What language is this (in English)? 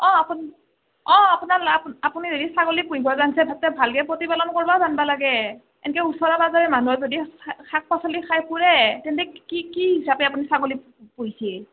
Assamese